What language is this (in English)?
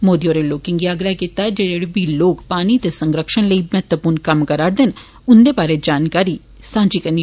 Dogri